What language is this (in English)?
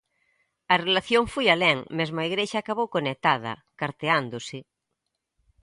Galician